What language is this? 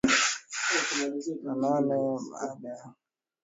Swahili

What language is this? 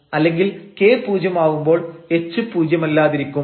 Malayalam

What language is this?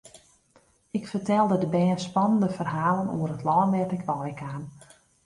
Western Frisian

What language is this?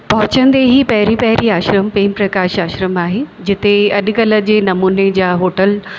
Sindhi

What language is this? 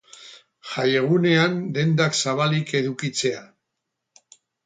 Basque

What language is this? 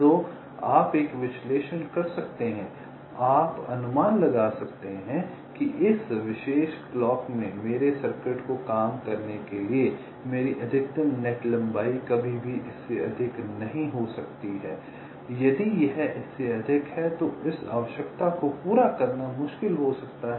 Hindi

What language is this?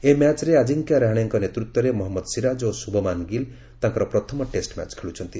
Odia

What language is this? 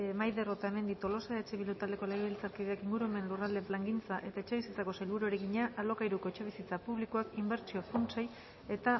Basque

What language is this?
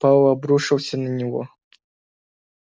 Russian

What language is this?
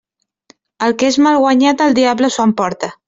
Catalan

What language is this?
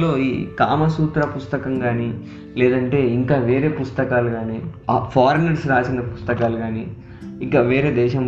Telugu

